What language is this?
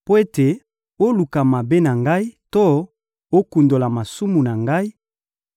Lingala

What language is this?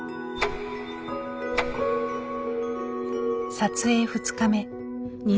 Japanese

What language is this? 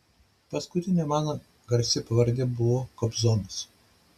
Lithuanian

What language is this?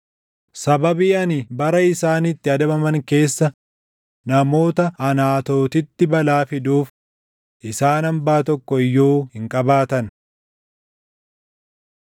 Oromo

